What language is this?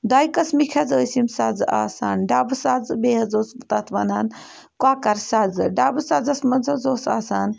Kashmiri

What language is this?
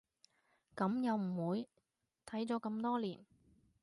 Cantonese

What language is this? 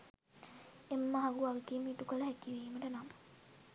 Sinhala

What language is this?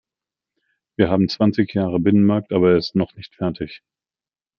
German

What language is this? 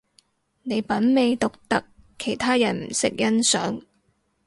Cantonese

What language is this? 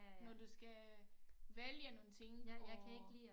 Danish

